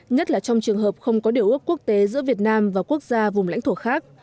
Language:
Vietnamese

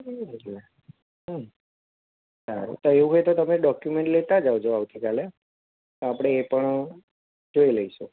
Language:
Gujarati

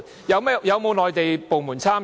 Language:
Cantonese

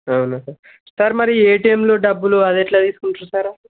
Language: Telugu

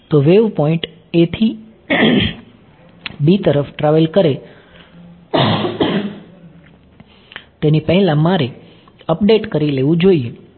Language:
Gujarati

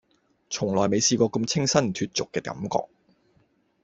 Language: Cantonese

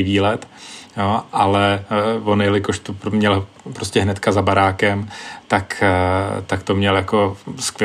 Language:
Czech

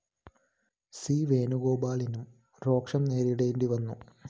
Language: Malayalam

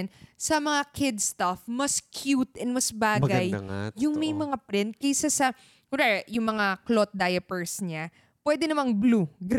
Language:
Filipino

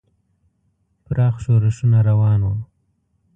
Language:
Pashto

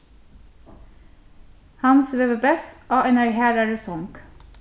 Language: Faroese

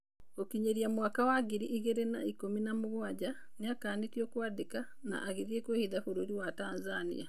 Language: Kikuyu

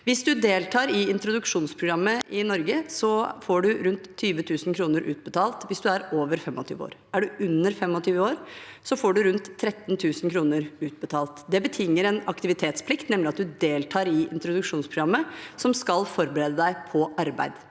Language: Norwegian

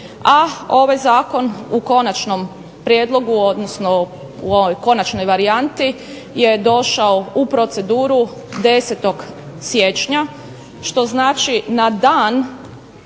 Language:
Croatian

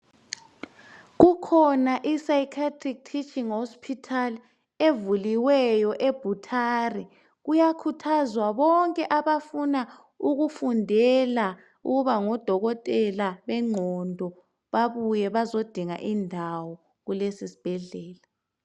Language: North Ndebele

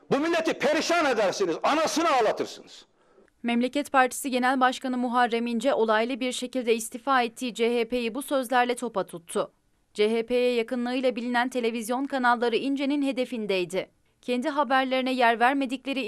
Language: Turkish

